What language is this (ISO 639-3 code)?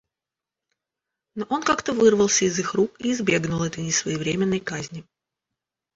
rus